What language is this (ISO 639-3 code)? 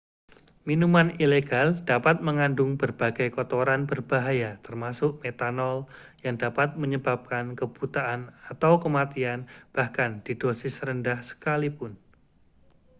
ind